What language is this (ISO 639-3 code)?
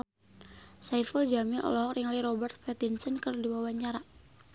sun